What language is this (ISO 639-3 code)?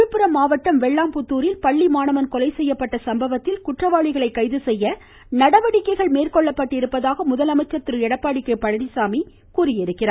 tam